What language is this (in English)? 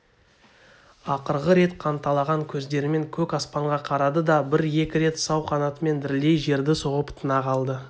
Kazakh